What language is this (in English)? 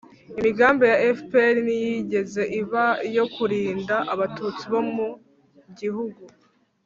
Kinyarwanda